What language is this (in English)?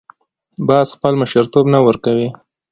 Pashto